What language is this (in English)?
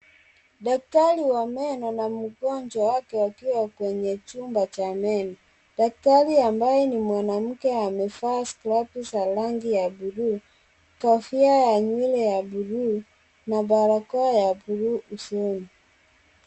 Swahili